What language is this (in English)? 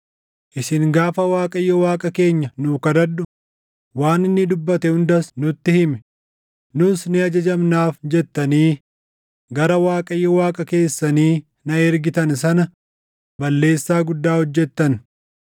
Oromo